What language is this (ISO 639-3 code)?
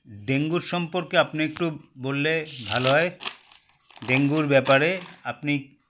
ben